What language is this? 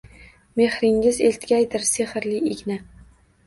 Uzbek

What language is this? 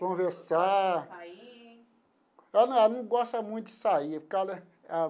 Portuguese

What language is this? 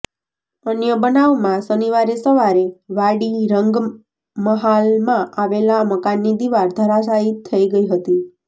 Gujarati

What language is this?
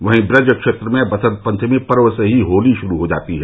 Hindi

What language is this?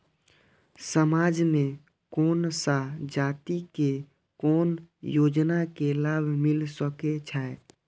Maithili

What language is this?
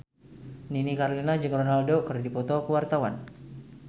Sundanese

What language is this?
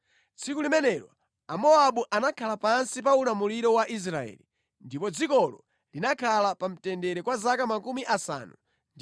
Nyanja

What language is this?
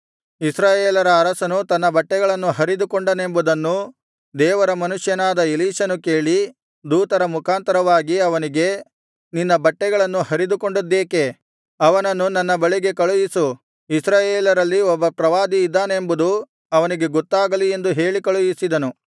Kannada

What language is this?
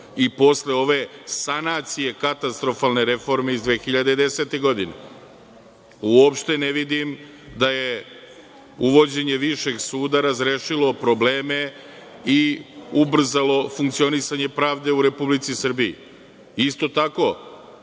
Serbian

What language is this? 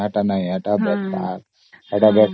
Odia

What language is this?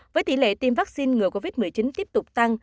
Vietnamese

